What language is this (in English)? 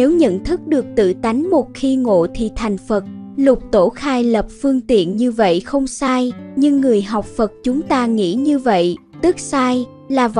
Vietnamese